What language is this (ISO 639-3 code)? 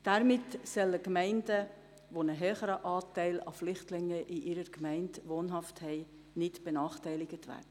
gsw